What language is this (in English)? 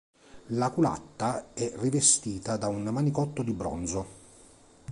Italian